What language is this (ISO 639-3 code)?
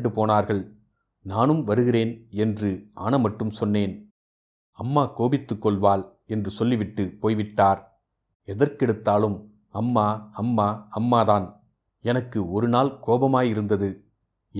tam